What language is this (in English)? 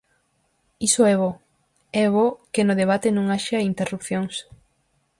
Galician